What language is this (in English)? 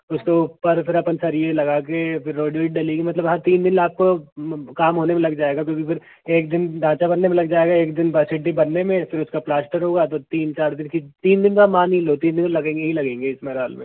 Hindi